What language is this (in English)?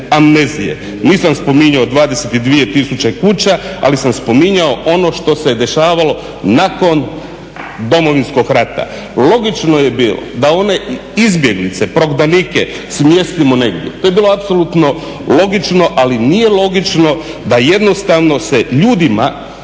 Croatian